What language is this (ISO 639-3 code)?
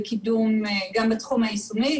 heb